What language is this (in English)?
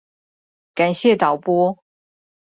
Chinese